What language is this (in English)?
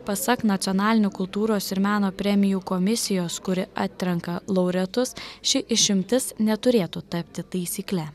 Lithuanian